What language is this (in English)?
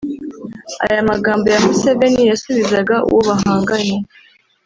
Kinyarwanda